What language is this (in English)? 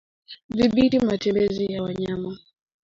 Swahili